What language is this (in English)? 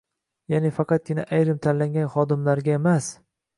Uzbek